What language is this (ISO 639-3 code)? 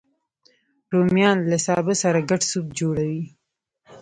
pus